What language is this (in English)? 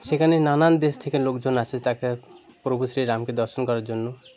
Bangla